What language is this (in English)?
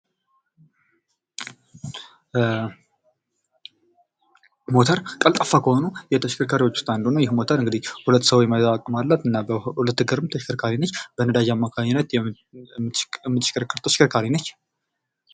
Amharic